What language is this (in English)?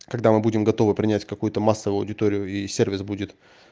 Russian